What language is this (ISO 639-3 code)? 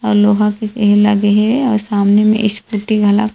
hne